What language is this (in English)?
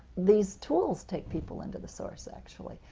English